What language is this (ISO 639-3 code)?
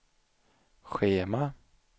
swe